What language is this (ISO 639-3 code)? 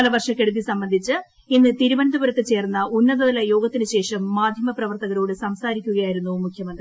mal